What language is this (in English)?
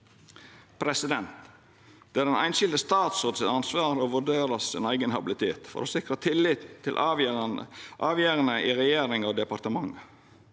Norwegian